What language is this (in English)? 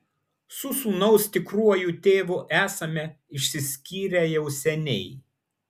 Lithuanian